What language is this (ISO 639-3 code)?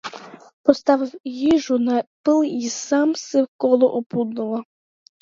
ukr